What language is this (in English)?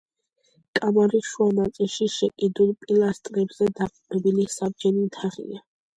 Georgian